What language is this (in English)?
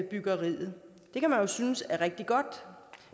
Danish